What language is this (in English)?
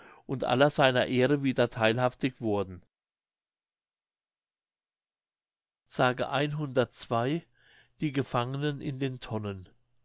German